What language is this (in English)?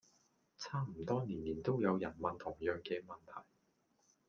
Cantonese